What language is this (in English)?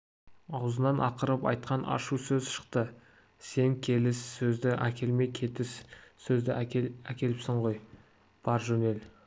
Kazakh